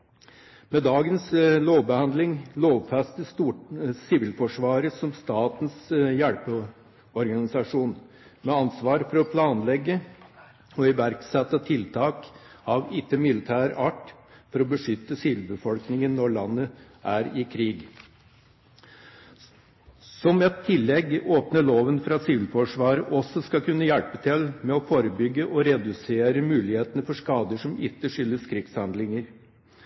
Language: Norwegian Bokmål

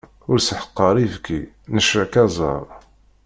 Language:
Kabyle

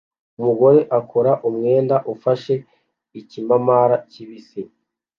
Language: Kinyarwanda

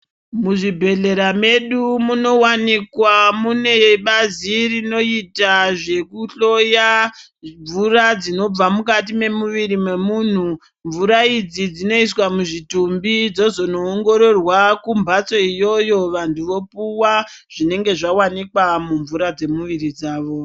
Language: Ndau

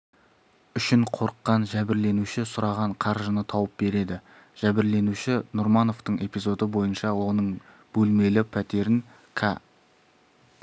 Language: Kazakh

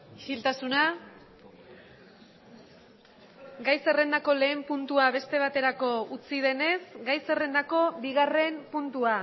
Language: Basque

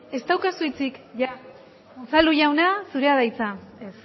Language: Basque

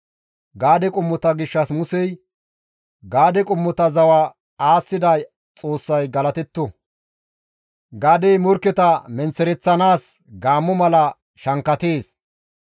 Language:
Gamo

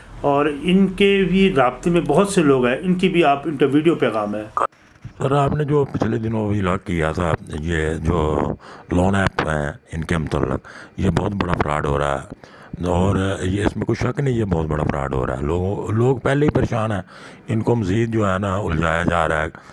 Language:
Urdu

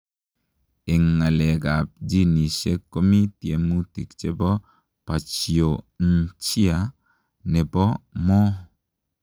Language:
Kalenjin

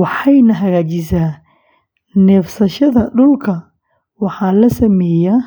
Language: Somali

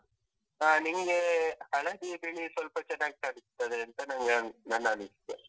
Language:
Kannada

